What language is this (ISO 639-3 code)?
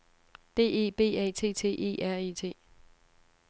dan